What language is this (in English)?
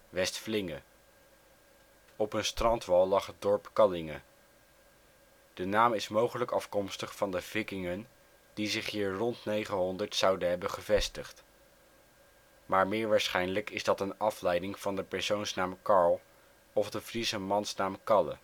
Dutch